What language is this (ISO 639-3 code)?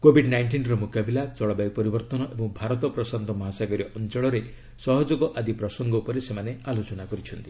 ori